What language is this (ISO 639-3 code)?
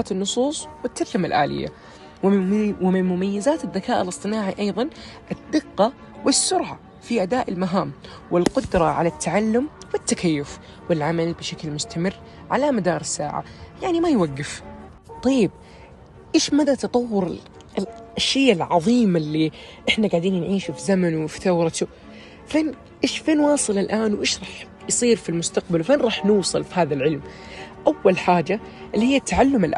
ara